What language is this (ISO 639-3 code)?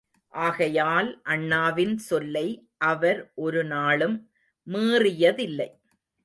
tam